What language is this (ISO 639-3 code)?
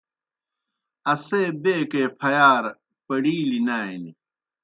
plk